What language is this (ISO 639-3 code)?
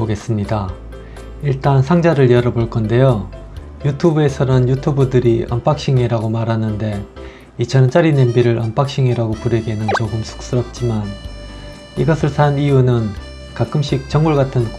kor